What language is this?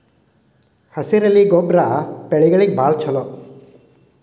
Kannada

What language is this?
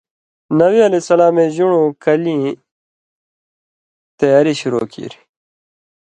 Indus Kohistani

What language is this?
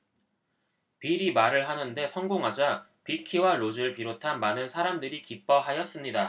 Korean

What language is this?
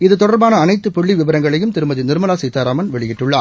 Tamil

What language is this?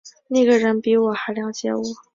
Chinese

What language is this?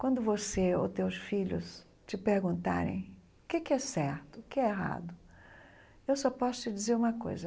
Portuguese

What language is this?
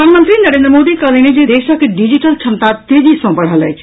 Maithili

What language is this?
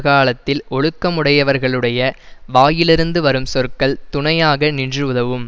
Tamil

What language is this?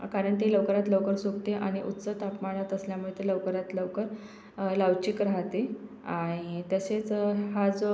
Marathi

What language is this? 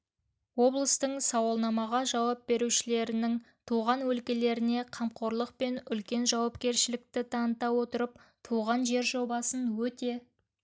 Kazakh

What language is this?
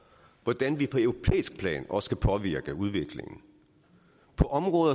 Danish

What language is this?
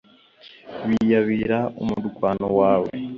Kinyarwanda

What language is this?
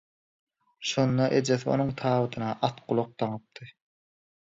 Turkmen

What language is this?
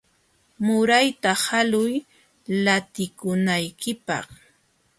Jauja Wanca Quechua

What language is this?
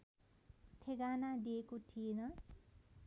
Nepali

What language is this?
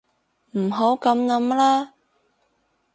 Cantonese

